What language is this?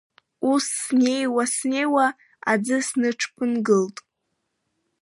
Abkhazian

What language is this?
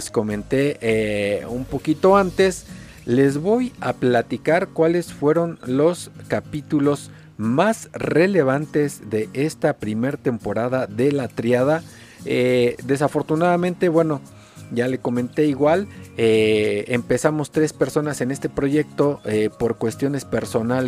Spanish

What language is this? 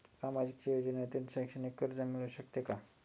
Marathi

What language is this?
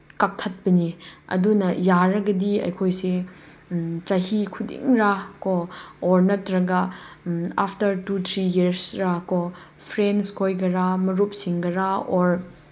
Manipuri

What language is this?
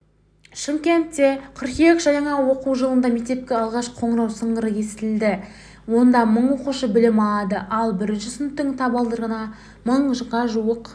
Kazakh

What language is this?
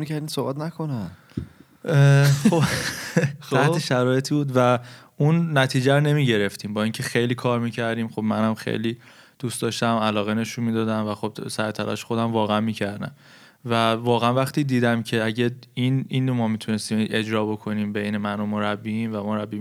Persian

